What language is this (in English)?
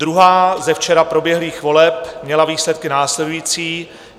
Czech